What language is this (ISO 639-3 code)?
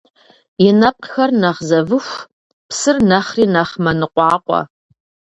kbd